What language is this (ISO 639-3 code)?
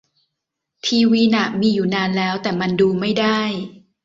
tha